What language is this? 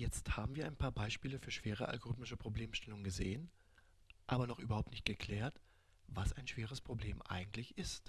German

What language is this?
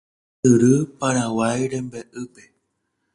Guarani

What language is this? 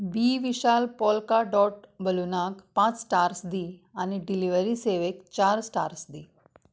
Konkani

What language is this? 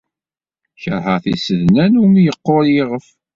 Kabyle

